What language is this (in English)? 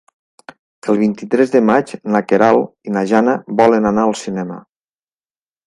Catalan